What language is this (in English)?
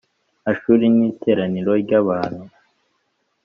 Kinyarwanda